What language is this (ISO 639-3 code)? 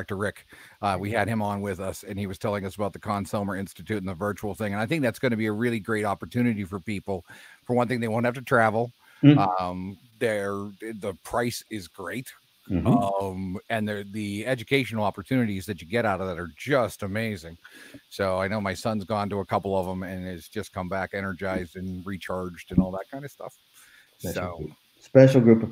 eng